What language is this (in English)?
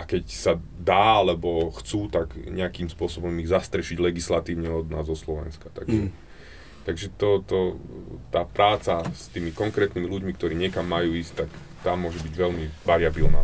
Slovak